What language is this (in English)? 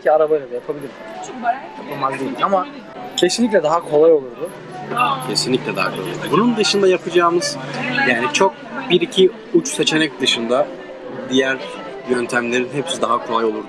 Turkish